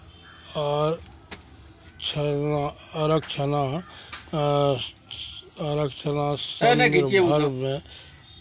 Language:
Maithili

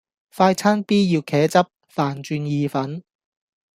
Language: Cantonese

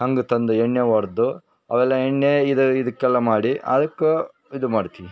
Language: Kannada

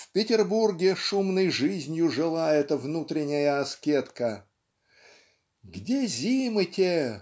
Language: Russian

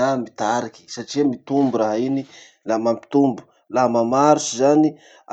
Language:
Masikoro Malagasy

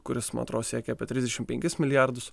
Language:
Lithuanian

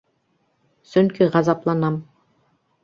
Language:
Bashkir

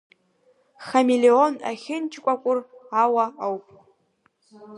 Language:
Abkhazian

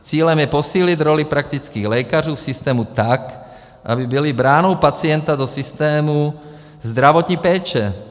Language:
Czech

